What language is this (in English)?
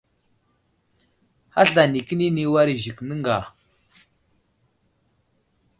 Wuzlam